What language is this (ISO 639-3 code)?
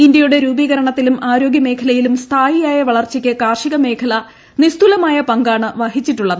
mal